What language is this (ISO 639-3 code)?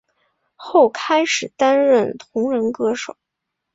zho